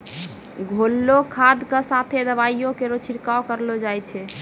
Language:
Maithili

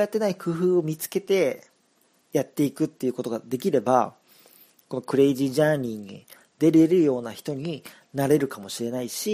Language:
Japanese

